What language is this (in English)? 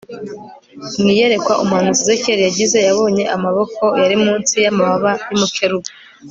Kinyarwanda